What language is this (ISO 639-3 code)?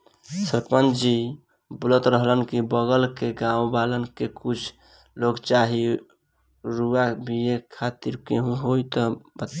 bho